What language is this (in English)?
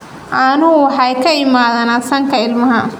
Somali